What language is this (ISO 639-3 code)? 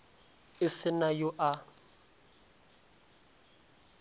nso